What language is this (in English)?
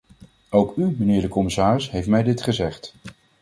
Dutch